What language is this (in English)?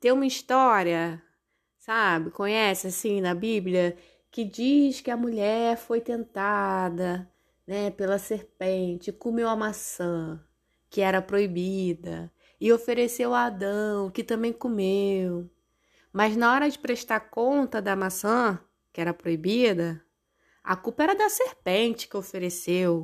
Portuguese